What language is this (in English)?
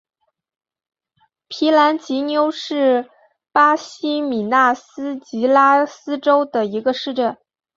Chinese